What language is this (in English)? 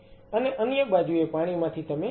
Gujarati